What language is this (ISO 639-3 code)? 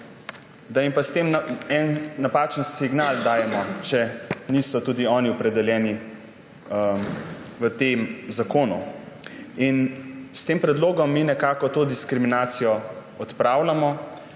slv